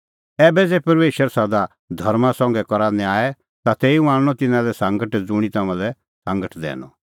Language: Kullu Pahari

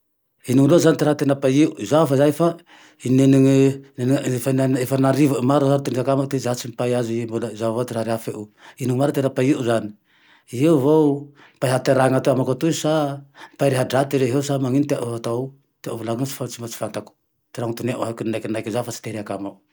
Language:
Tandroy-Mahafaly Malagasy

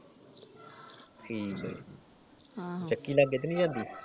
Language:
Punjabi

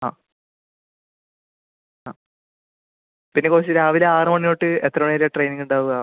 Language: Malayalam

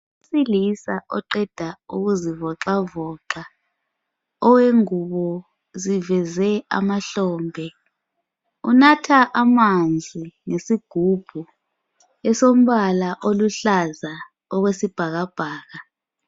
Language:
North Ndebele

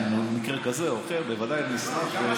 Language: Hebrew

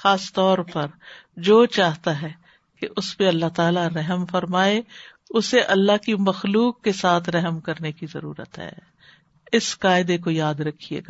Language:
Urdu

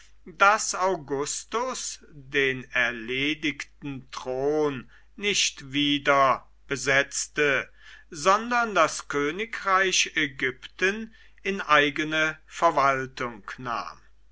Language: German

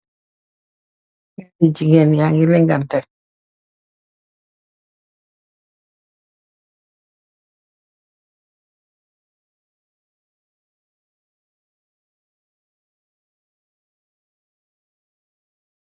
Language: Wolof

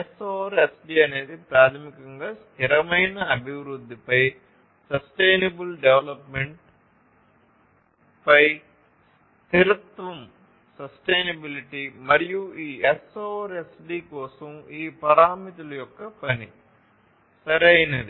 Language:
Telugu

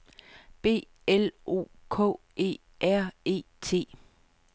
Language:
Danish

